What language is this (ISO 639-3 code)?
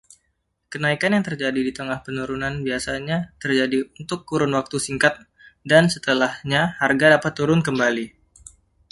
ind